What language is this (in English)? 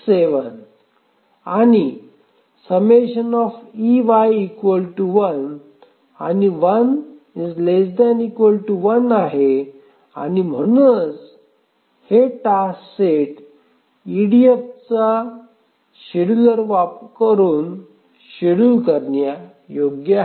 Marathi